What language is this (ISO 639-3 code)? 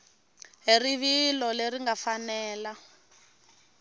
tso